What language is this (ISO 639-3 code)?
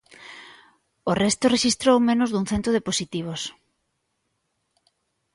glg